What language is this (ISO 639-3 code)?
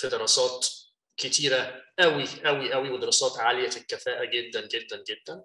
ara